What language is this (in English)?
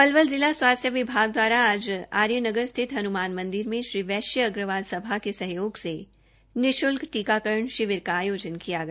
Hindi